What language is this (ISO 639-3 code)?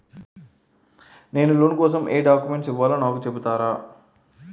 tel